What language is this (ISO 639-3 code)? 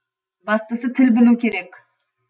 kaz